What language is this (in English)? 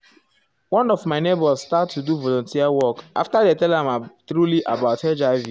Nigerian Pidgin